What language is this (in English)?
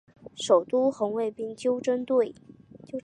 Chinese